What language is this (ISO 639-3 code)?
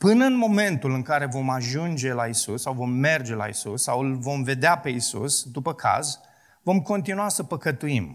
ron